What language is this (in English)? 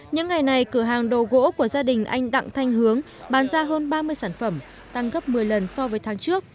Vietnamese